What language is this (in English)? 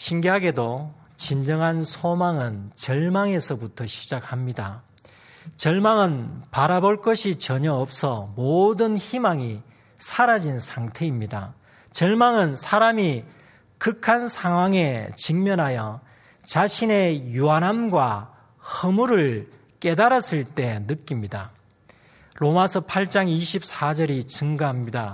Korean